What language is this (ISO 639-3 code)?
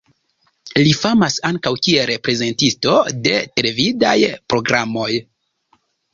epo